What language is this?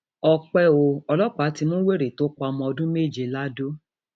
Yoruba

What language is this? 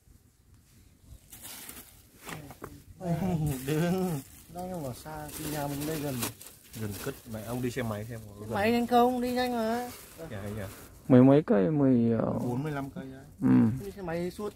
Vietnamese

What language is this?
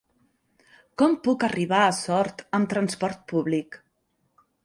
Catalan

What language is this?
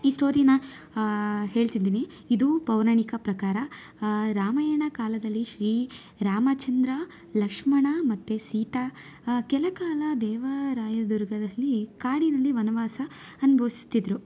Kannada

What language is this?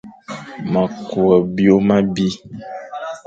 Fang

